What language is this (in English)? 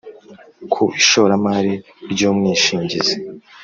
Kinyarwanda